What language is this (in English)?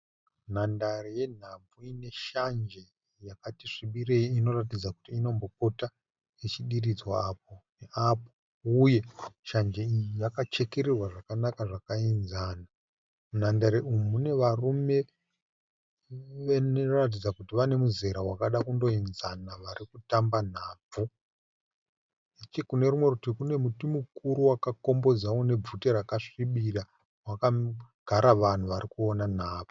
Shona